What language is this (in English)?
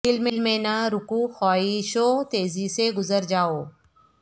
Urdu